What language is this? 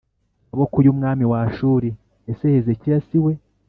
Kinyarwanda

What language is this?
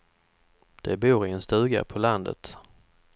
Swedish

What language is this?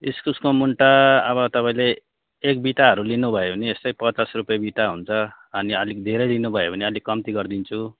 Nepali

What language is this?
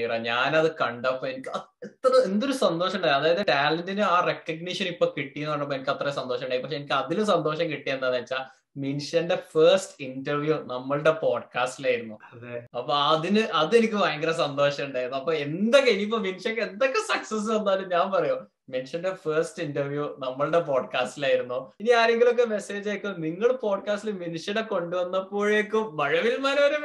Malayalam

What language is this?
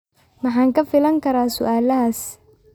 Somali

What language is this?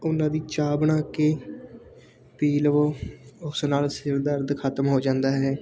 Punjabi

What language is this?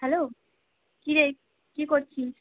Bangla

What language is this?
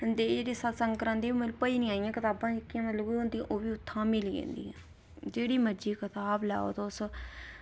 Dogri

